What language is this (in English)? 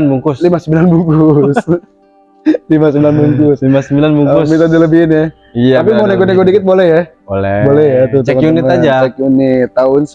Indonesian